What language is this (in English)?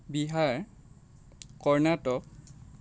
Assamese